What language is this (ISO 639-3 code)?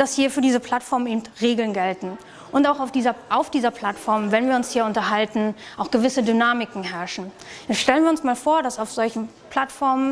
deu